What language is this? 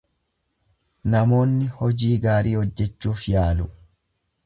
Oromo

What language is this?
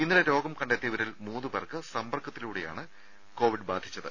Malayalam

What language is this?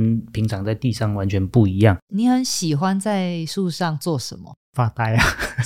Chinese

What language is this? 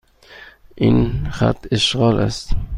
Persian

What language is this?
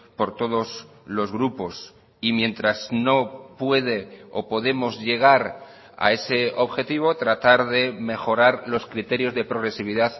Spanish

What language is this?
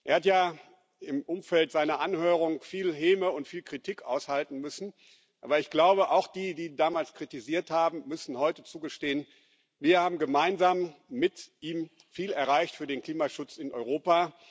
German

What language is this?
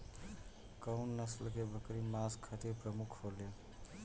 Bhojpuri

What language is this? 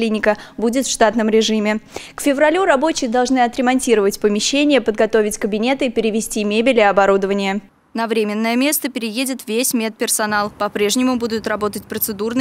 Russian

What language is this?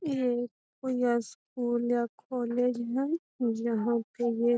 Magahi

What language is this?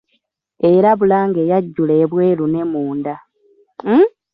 Ganda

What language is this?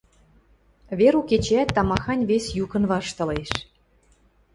Western Mari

